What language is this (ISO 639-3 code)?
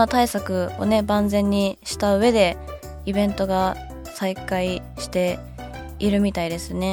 jpn